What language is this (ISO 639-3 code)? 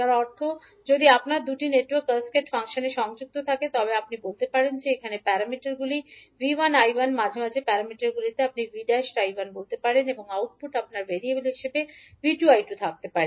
ben